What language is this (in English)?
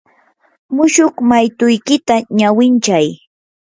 Yanahuanca Pasco Quechua